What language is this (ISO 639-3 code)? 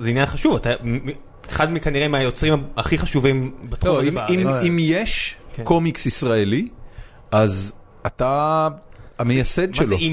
heb